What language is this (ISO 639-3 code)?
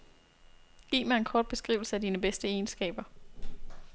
dan